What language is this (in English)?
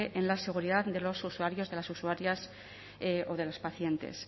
Spanish